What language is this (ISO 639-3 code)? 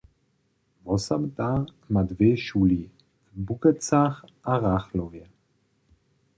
hsb